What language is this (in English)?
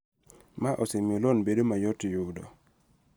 Luo (Kenya and Tanzania)